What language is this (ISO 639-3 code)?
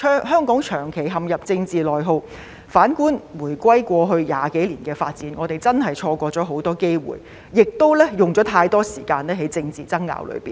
yue